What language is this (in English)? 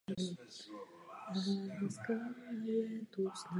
Czech